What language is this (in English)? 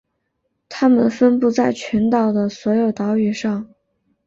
Chinese